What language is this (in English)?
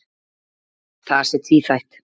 Icelandic